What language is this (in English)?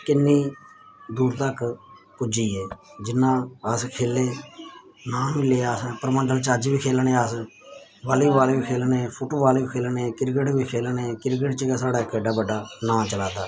Dogri